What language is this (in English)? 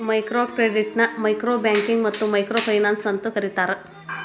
Kannada